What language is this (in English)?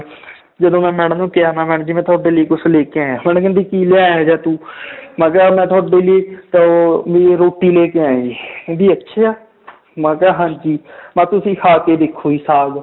Punjabi